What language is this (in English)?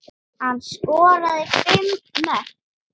Icelandic